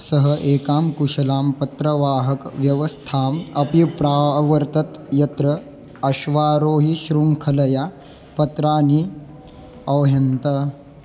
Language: Sanskrit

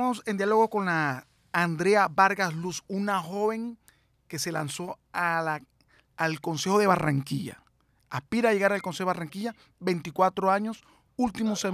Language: Spanish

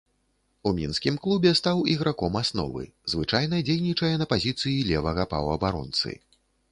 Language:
Belarusian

